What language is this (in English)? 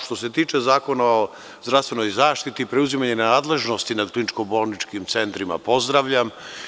Serbian